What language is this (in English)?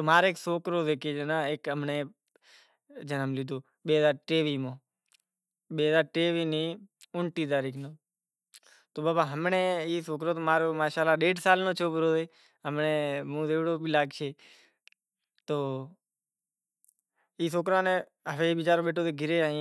Kachi Koli